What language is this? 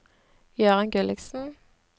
Norwegian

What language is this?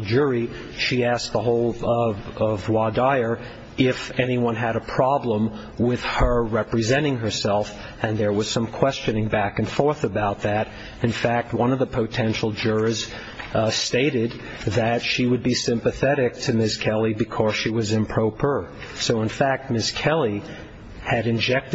English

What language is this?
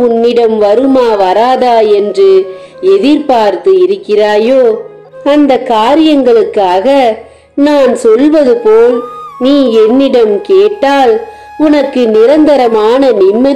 Italian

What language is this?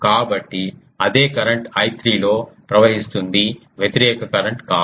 Telugu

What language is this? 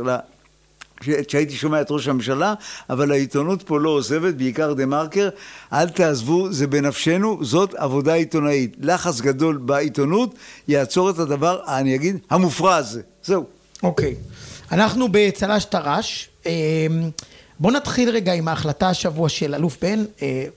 Hebrew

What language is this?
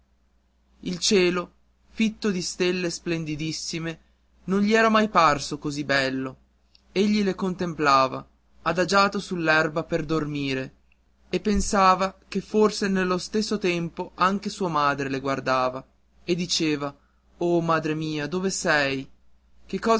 Italian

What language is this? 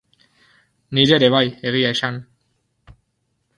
Basque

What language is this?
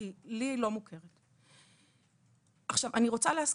Hebrew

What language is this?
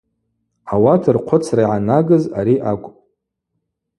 Abaza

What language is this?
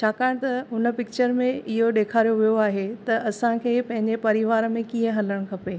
Sindhi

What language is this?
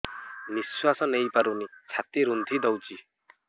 Odia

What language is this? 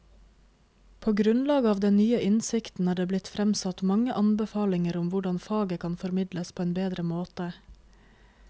Norwegian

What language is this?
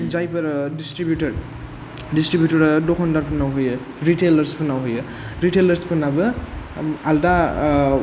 Bodo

